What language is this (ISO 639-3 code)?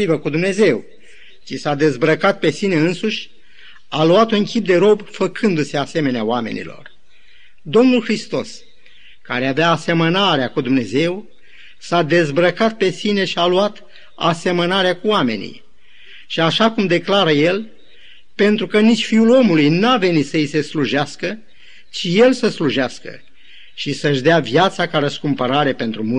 ron